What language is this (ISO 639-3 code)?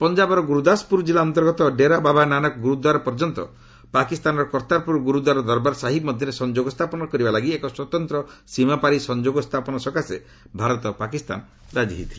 ori